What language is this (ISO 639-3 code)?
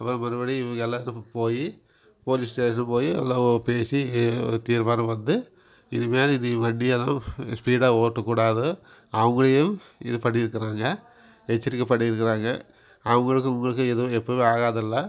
tam